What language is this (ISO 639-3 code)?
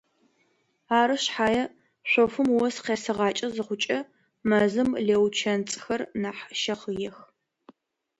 ady